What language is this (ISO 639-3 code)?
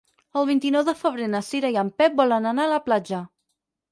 cat